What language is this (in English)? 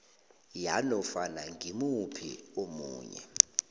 South Ndebele